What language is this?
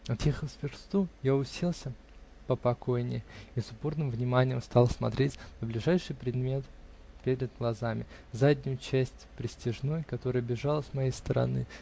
Russian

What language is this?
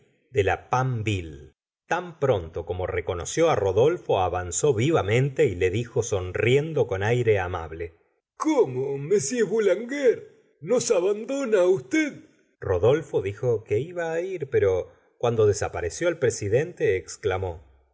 Spanish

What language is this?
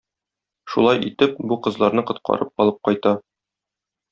Tatar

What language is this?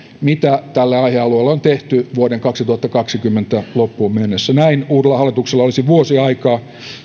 Finnish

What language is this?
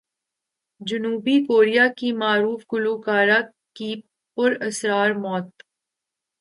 Urdu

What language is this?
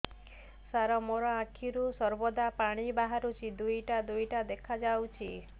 Odia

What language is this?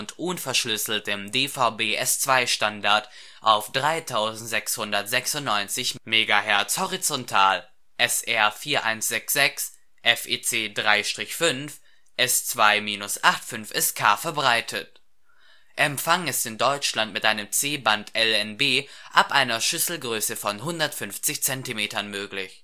German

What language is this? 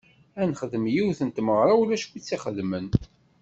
Kabyle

